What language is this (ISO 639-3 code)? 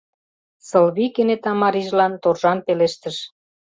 chm